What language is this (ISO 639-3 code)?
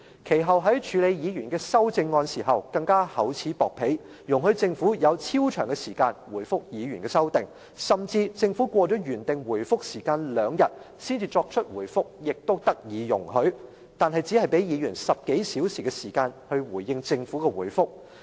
yue